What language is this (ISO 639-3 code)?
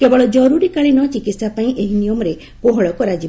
ori